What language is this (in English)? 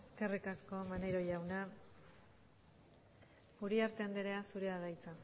Basque